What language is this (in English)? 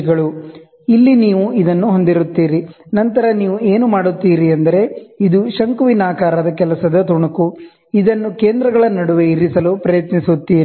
Kannada